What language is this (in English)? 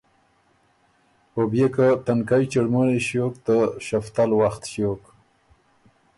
Ormuri